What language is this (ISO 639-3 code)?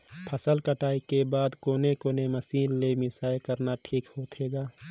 hne